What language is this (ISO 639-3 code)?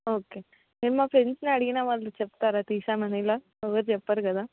tel